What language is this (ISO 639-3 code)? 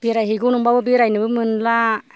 brx